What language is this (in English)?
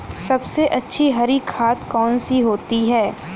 Hindi